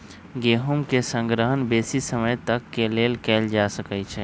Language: Magahi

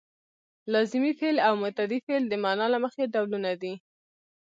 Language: Pashto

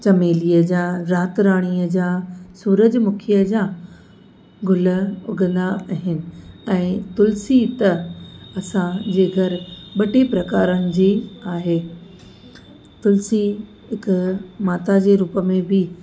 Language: Sindhi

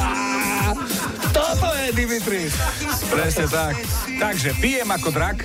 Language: Slovak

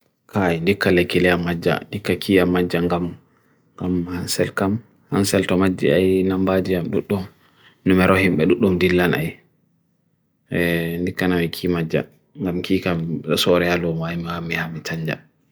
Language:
Bagirmi Fulfulde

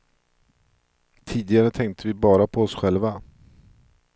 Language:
Swedish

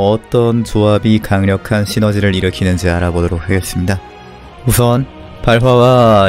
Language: Korean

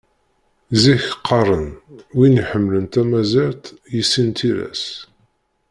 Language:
Kabyle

